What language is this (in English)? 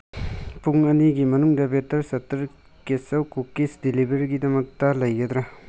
Manipuri